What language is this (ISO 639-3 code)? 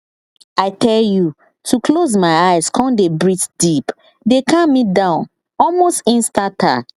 pcm